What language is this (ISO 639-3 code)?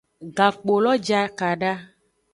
ajg